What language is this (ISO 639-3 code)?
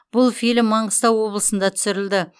kaz